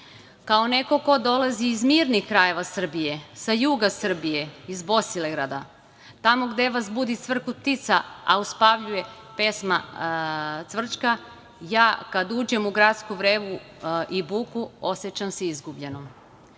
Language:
Serbian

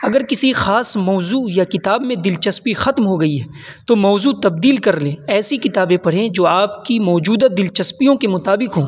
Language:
Urdu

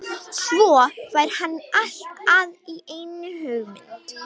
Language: Icelandic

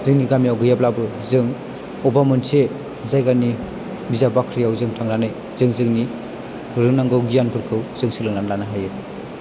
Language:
Bodo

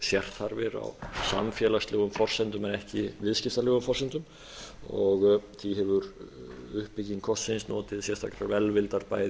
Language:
Icelandic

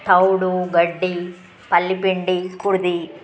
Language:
Telugu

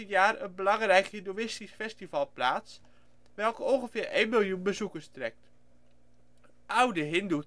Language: Dutch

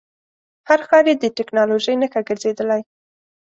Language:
Pashto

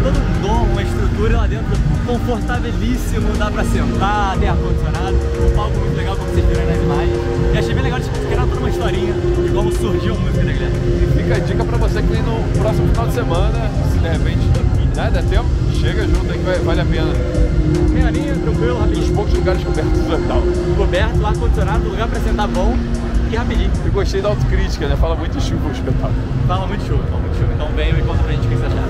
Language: Portuguese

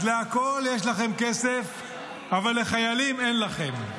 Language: Hebrew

